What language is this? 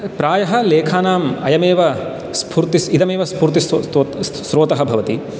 Sanskrit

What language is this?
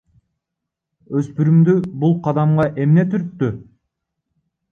Kyrgyz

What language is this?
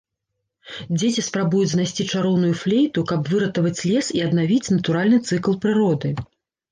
Belarusian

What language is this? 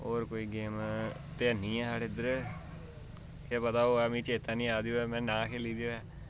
Dogri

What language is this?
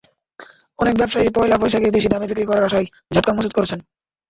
Bangla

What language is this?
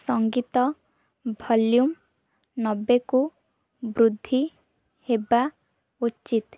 Odia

